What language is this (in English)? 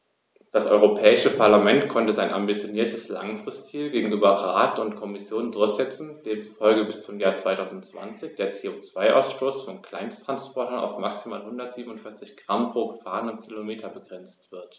German